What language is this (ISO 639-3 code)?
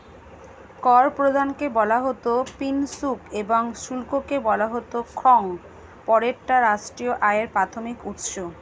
ben